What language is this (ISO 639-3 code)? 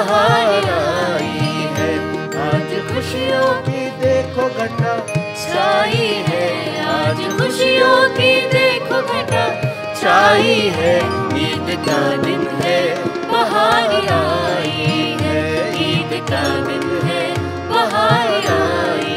hin